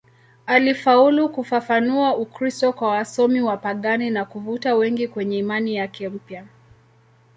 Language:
Swahili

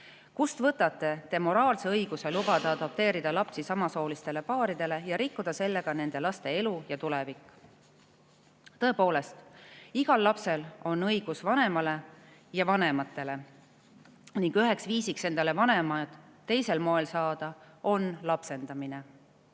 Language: Estonian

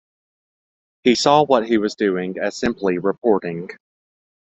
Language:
English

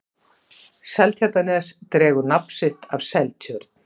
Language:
Icelandic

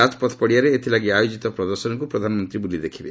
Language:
Odia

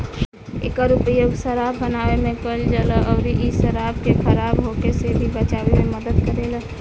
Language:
Bhojpuri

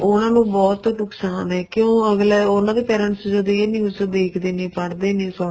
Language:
Punjabi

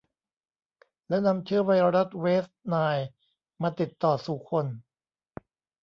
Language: Thai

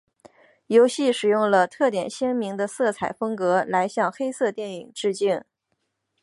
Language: Chinese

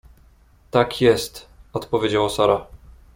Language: Polish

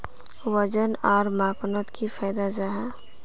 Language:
Magahi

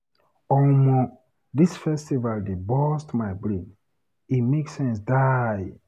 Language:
Nigerian Pidgin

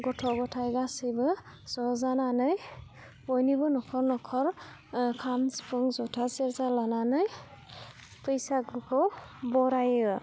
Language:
Bodo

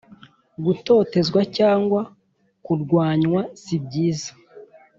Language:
Kinyarwanda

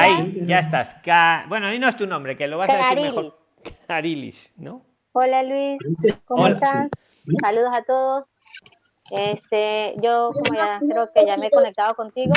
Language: Spanish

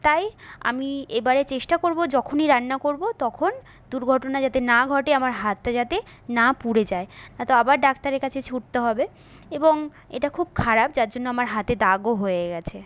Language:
Bangla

